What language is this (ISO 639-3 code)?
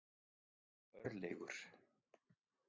isl